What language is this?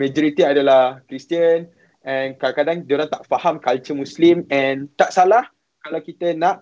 Malay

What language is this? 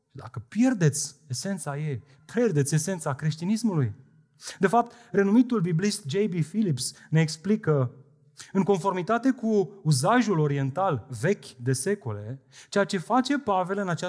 Romanian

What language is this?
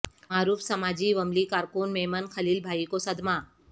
Urdu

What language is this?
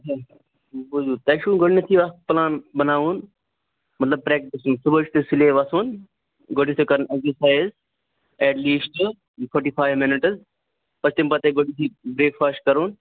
Kashmiri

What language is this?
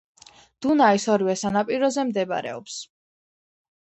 Georgian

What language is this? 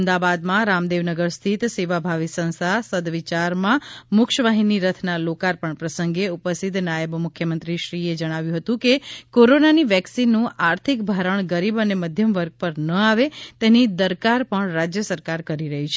Gujarati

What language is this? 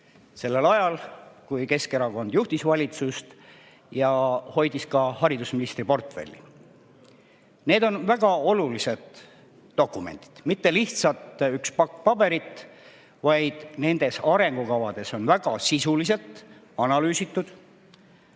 Estonian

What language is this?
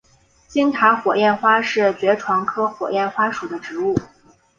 Chinese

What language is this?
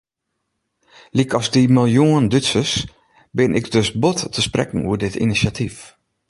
Western Frisian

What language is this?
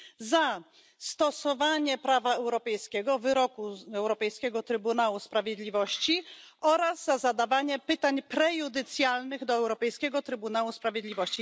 Polish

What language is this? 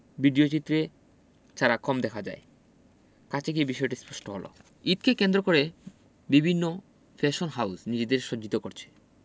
Bangla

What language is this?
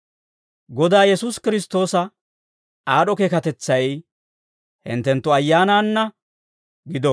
Dawro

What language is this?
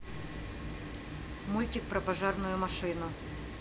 Russian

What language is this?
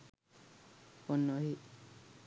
Sinhala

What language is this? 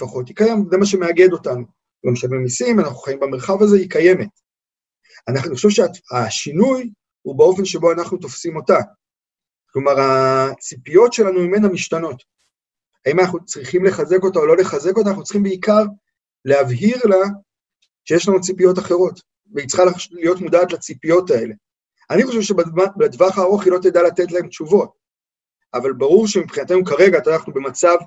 Hebrew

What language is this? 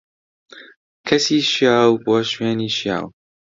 Central Kurdish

